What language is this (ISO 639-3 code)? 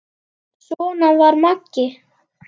isl